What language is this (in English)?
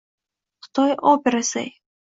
Uzbek